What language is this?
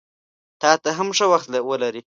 Pashto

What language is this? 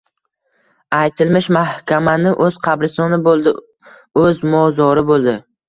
Uzbek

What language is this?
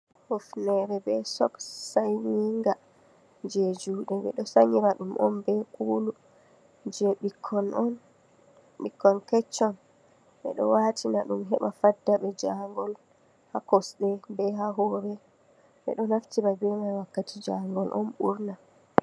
Fula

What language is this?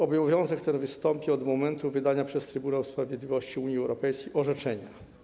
Polish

